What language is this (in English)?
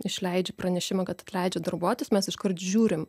Lithuanian